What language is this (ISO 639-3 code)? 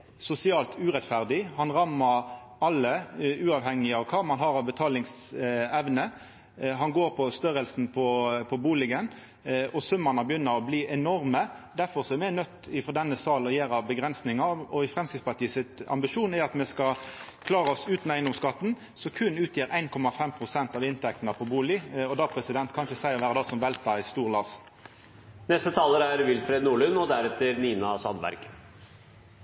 nno